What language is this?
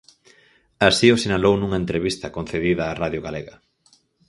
Galician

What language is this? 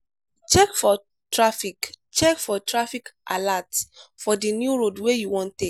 Nigerian Pidgin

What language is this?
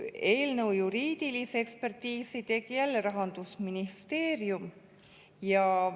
Estonian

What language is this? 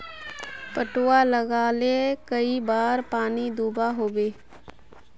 Magahi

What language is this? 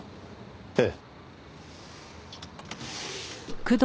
Japanese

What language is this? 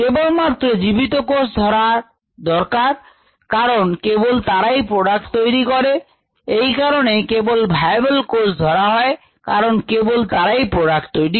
Bangla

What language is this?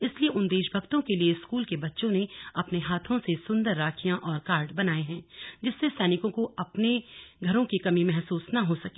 Hindi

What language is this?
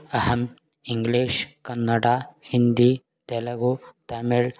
Sanskrit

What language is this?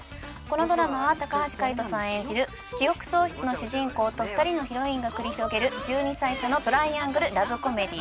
Japanese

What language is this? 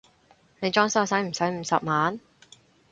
Cantonese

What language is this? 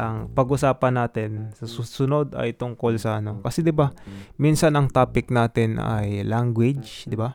Filipino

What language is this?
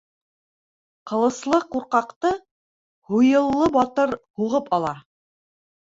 Bashkir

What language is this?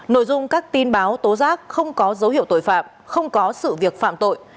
Vietnamese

